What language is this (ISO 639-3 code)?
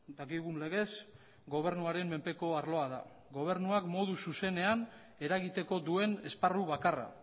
eus